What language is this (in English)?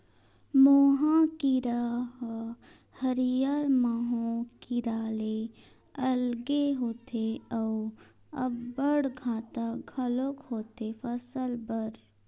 Chhattisgarhi